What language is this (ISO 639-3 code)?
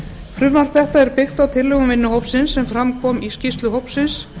isl